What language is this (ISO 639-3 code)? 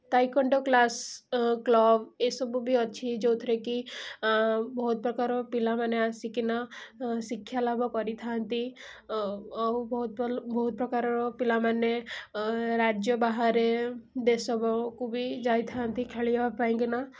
ori